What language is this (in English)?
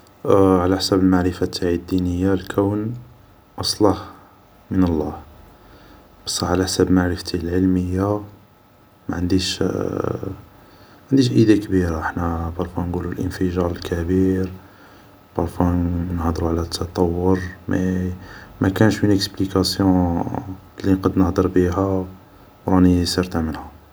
Algerian Arabic